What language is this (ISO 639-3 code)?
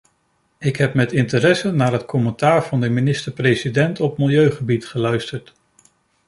nld